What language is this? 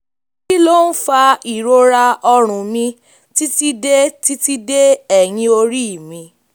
Yoruba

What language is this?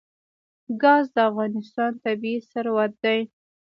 Pashto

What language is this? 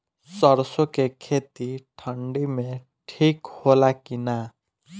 Bhojpuri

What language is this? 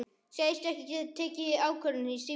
Icelandic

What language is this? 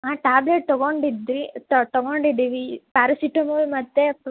Kannada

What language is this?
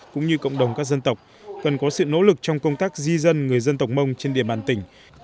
Vietnamese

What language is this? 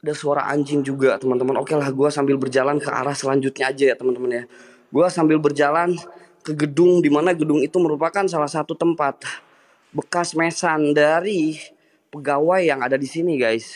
Indonesian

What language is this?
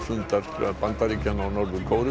Icelandic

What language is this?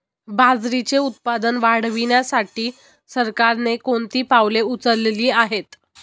Marathi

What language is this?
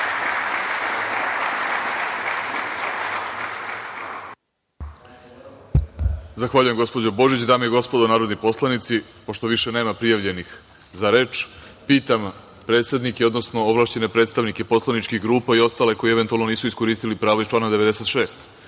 Serbian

